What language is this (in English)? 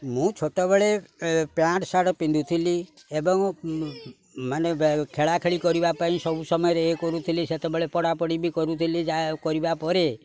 Odia